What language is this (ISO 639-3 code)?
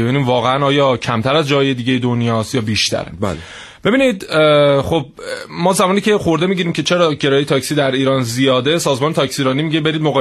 fas